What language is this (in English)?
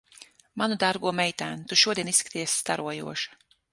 Latvian